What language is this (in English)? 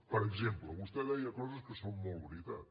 Catalan